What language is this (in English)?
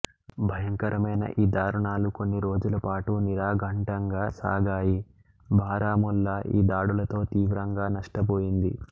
Telugu